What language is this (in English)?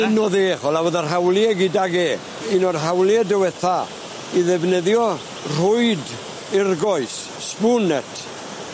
Welsh